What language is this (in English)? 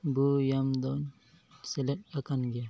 Santali